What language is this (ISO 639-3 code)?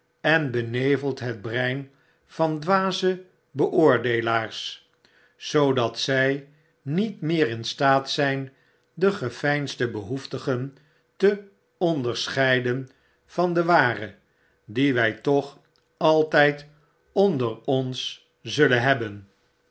nld